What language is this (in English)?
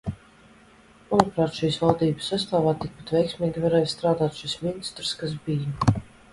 Latvian